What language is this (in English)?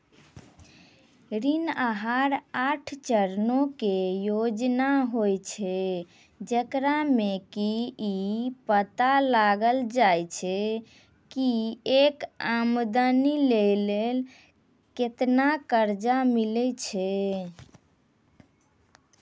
Maithili